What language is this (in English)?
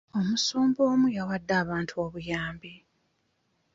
Ganda